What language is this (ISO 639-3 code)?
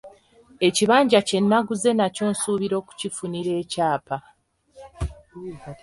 lug